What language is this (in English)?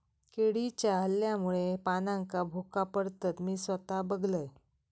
Marathi